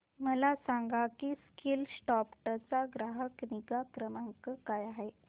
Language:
Marathi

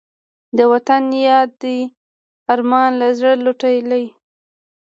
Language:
Pashto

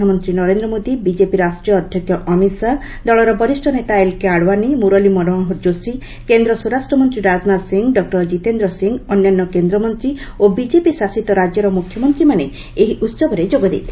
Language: Odia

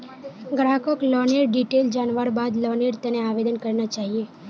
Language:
Magahi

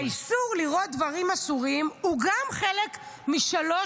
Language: Hebrew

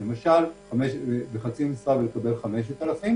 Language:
Hebrew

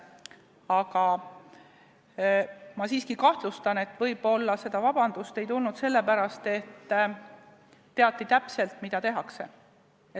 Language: Estonian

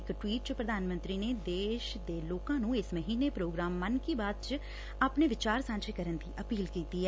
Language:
Punjabi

